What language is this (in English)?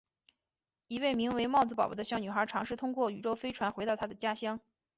Chinese